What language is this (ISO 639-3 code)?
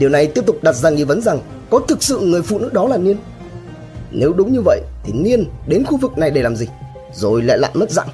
vie